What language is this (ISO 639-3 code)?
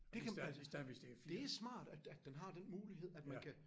dan